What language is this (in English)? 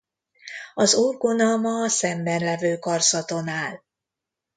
Hungarian